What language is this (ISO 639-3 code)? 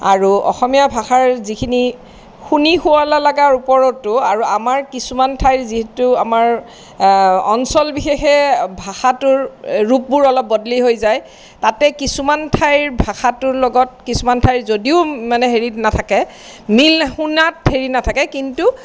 asm